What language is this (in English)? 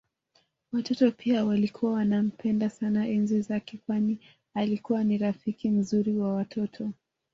Swahili